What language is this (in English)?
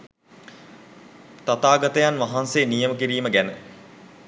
Sinhala